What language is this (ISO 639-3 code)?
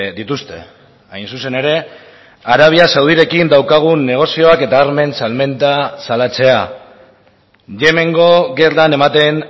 eus